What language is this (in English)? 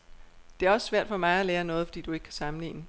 Danish